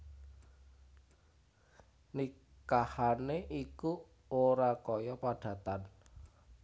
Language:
Javanese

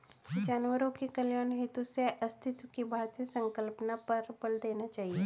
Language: Hindi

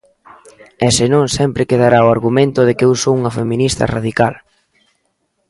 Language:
Galician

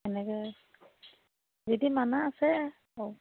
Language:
Assamese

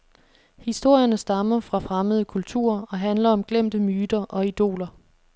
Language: Danish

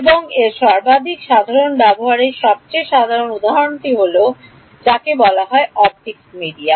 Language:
Bangla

